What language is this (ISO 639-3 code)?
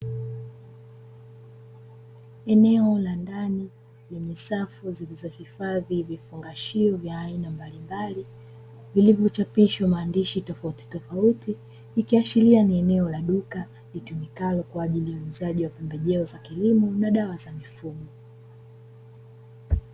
swa